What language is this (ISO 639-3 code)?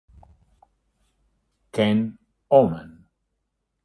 ita